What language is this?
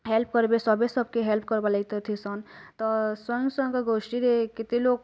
Odia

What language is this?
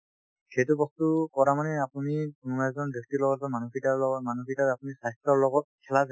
Assamese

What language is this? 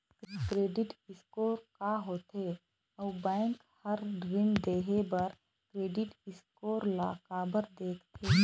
Chhattisgarhi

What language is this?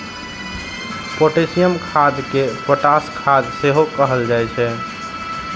Maithili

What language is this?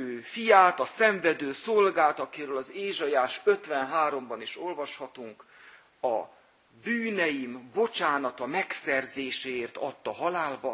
Hungarian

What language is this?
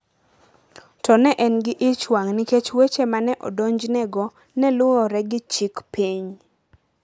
Luo (Kenya and Tanzania)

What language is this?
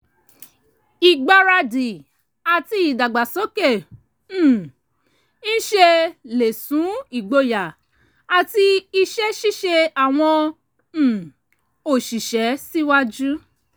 Yoruba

